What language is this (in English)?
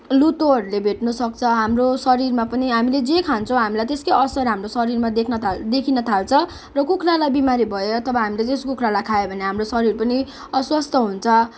Nepali